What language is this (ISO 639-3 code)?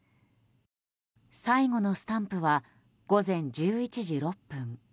jpn